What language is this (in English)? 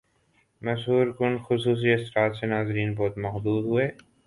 Urdu